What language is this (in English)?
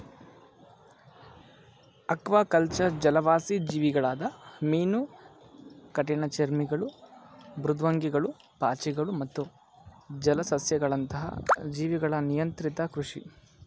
Kannada